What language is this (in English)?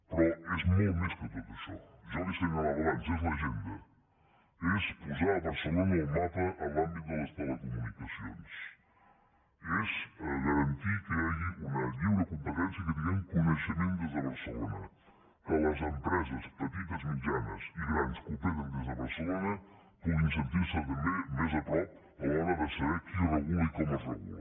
Catalan